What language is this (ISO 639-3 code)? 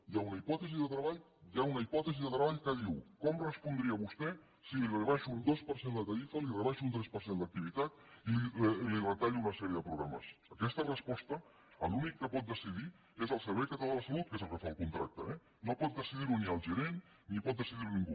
cat